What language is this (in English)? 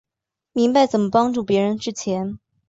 Chinese